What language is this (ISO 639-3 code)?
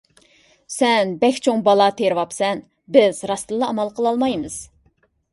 uig